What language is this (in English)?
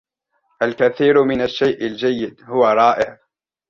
Arabic